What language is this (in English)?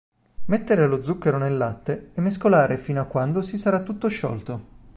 Italian